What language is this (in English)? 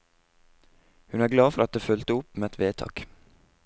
Norwegian